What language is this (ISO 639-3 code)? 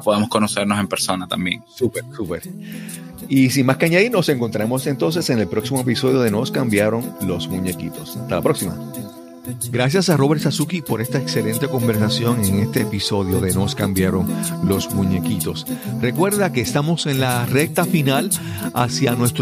spa